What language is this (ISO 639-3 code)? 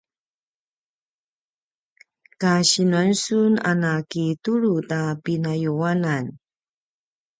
pwn